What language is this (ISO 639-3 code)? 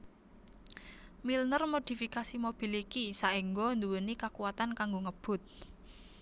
jav